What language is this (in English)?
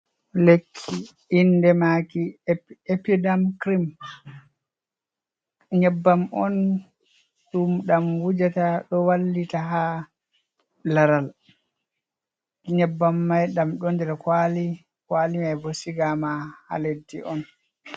Fula